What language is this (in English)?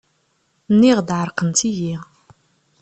Kabyle